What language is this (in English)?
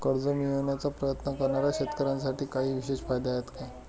Marathi